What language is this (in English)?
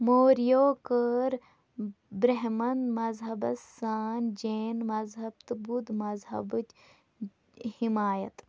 Kashmiri